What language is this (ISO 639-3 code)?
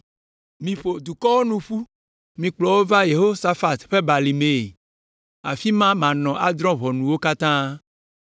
ewe